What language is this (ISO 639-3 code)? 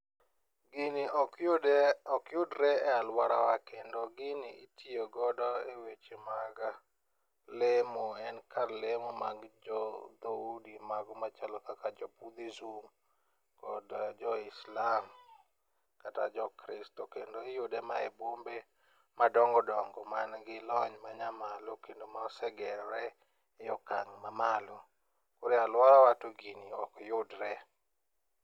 luo